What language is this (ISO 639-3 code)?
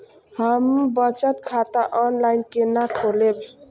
mai